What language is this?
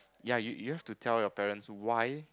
English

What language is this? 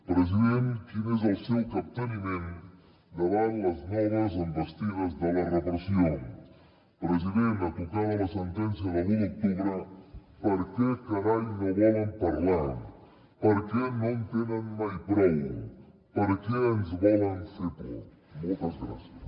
Catalan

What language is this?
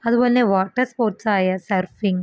Malayalam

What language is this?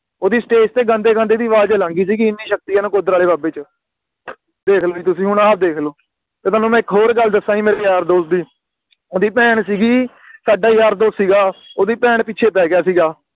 Punjabi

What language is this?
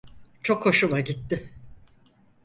Turkish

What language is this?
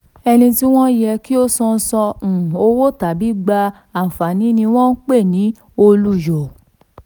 Yoruba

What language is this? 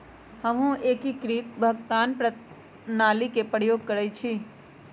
Magahi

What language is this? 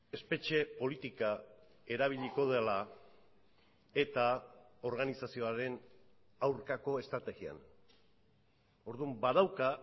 Basque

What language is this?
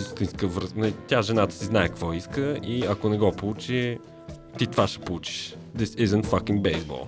Bulgarian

